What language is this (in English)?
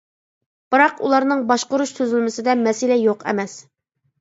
Uyghur